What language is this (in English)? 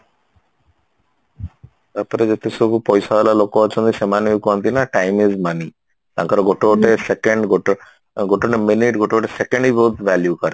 Odia